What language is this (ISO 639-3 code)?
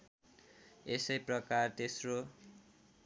nep